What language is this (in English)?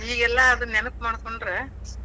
Kannada